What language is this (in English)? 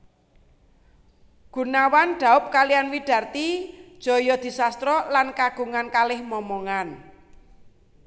Javanese